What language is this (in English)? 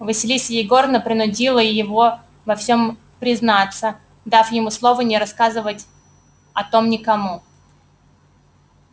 Russian